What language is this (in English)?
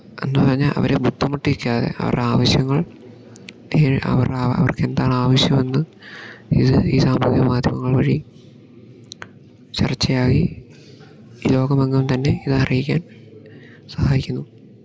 Malayalam